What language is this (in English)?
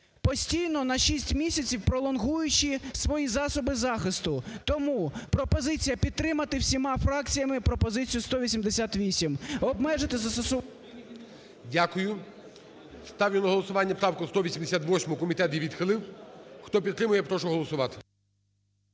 Ukrainian